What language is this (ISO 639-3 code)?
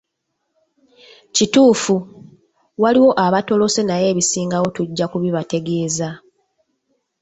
lug